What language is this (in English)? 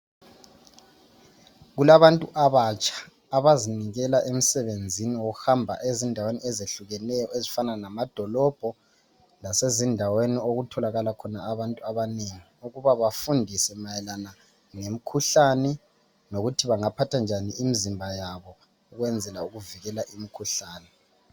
North Ndebele